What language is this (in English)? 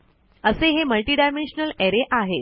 Marathi